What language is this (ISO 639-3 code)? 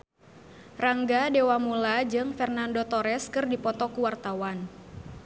sun